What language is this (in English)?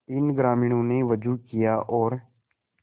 Hindi